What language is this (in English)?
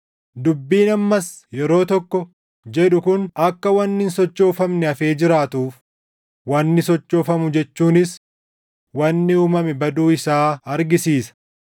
Oromo